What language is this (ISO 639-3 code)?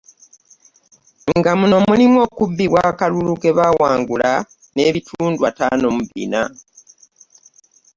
lug